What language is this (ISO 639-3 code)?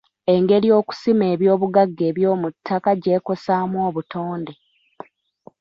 lug